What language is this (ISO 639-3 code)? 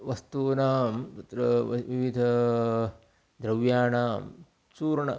san